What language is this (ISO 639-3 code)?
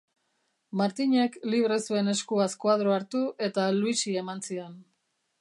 eus